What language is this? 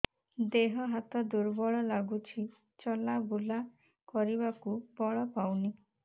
Odia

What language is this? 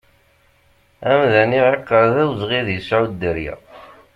Kabyle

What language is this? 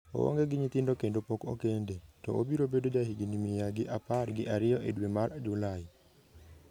Luo (Kenya and Tanzania)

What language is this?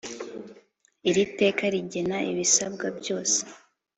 Kinyarwanda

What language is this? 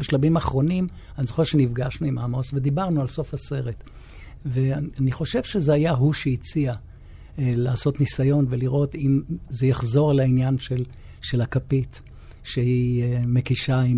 Hebrew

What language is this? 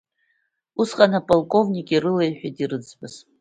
Abkhazian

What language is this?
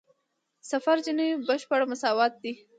Pashto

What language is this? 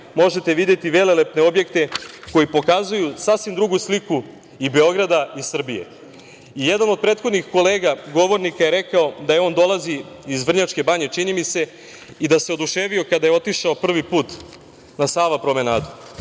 Serbian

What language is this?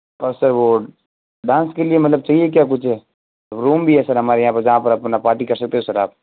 Hindi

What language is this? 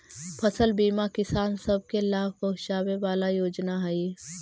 Magahi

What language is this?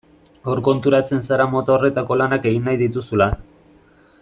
Basque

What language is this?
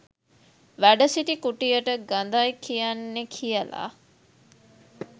Sinhala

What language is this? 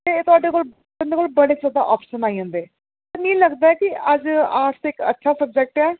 Dogri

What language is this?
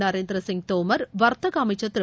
Tamil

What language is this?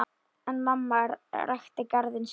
Icelandic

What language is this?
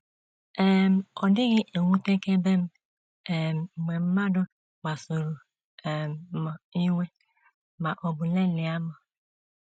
Igbo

